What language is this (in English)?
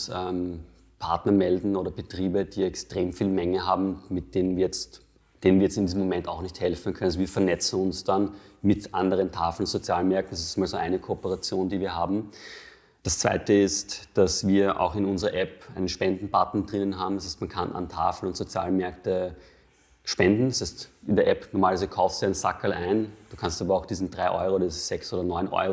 German